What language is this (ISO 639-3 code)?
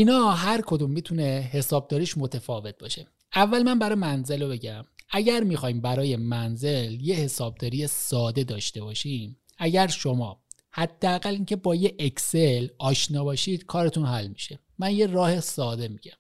fas